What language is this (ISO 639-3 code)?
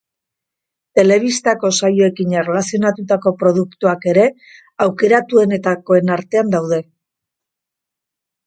eus